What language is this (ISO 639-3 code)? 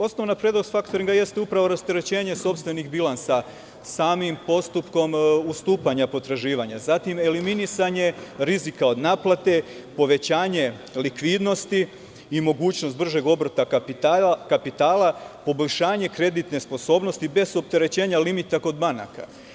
srp